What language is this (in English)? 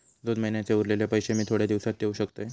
Marathi